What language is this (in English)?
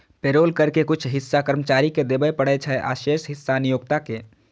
Maithili